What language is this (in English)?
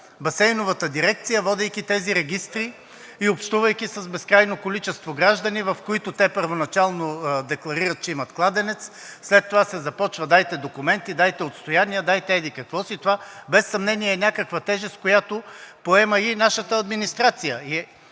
Bulgarian